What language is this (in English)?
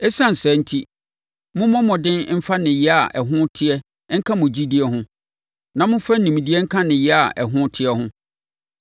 Akan